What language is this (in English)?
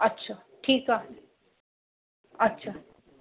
Sindhi